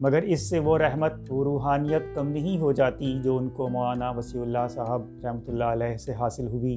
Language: Urdu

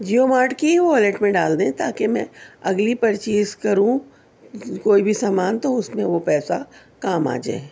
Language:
Urdu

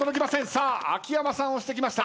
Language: Japanese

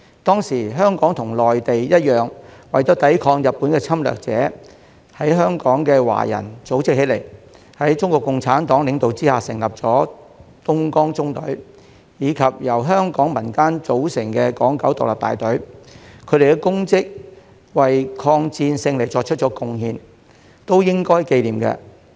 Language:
Cantonese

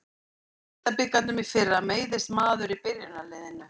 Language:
Icelandic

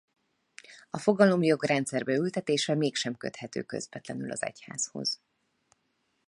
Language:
Hungarian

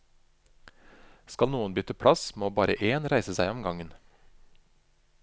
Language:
Norwegian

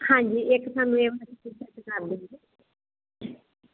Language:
Punjabi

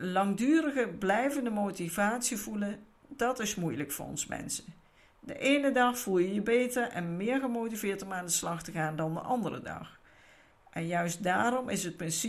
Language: Dutch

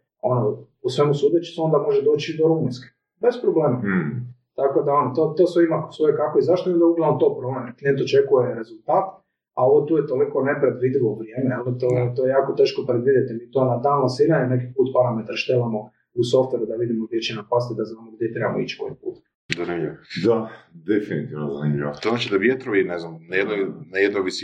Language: Croatian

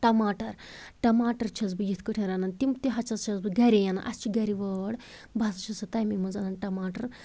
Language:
Kashmiri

